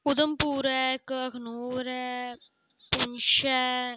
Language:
Dogri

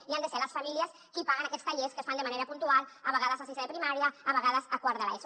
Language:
Catalan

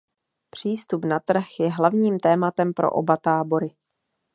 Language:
Czech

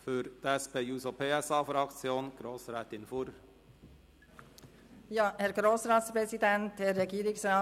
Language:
Swiss German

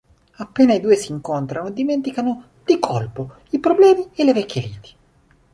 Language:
Italian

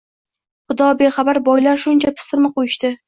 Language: Uzbek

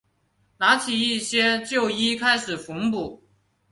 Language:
Chinese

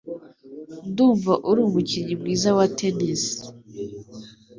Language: Kinyarwanda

